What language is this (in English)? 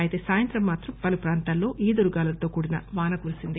Telugu